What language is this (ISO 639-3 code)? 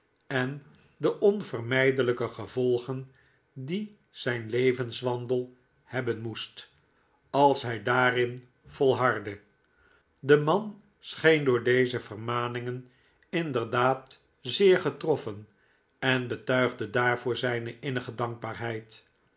nld